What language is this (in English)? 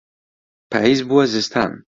Central Kurdish